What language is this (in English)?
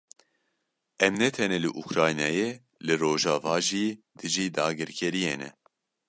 Kurdish